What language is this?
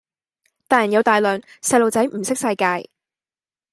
Cantonese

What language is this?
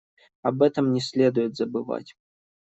Russian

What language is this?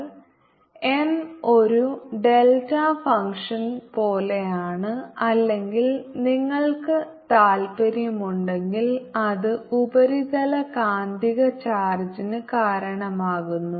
Malayalam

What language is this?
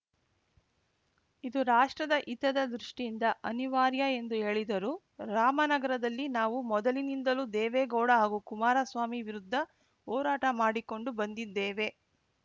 Kannada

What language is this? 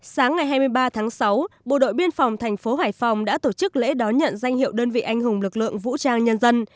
Vietnamese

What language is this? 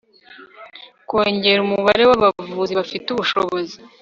Kinyarwanda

